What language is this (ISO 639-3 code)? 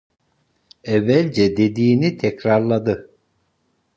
tur